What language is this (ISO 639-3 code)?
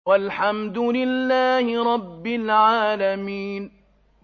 ara